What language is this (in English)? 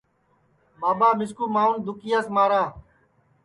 Sansi